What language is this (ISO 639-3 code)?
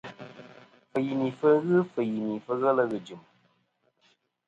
bkm